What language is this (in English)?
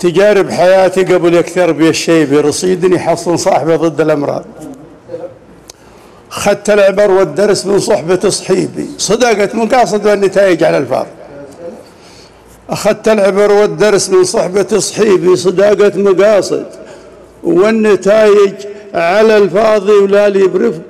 Arabic